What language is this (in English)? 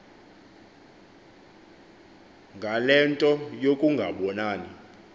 Xhosa